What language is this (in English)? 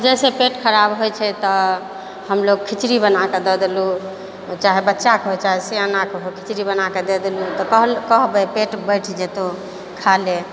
Maithili